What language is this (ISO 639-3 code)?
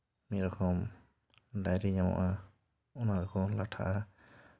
sat